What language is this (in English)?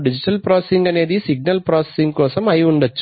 Telugu